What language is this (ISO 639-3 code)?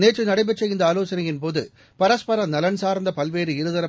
tam